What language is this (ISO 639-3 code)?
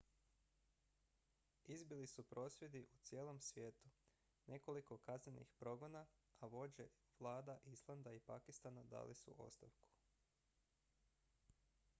hrv